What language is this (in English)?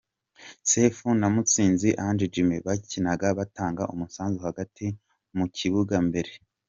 Kinyarwanda